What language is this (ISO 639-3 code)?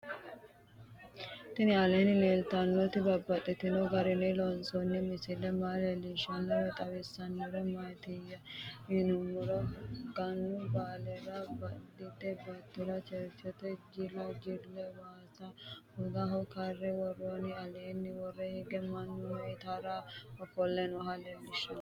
sid